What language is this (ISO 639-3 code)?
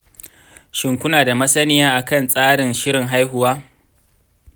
hau